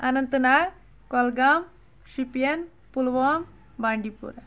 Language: Kashmiri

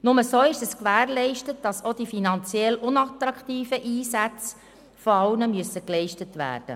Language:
Swiss German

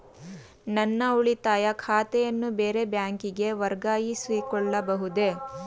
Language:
Kannada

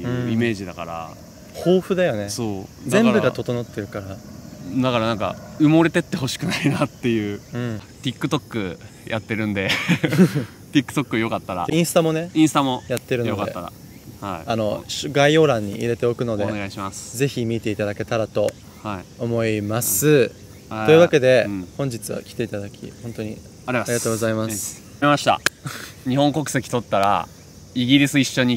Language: Japanese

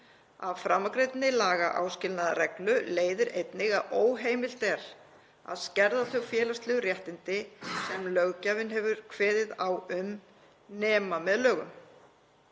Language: Icelandic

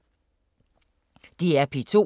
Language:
Danish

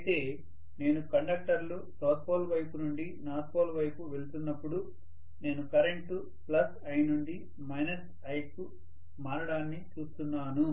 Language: Telugu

